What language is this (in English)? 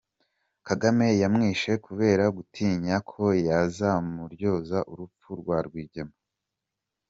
Kinyarwanda